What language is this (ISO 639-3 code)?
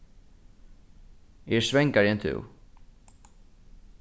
fao